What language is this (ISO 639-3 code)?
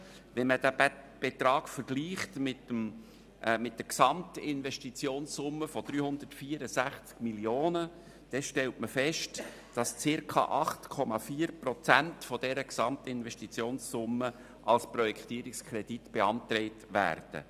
gsw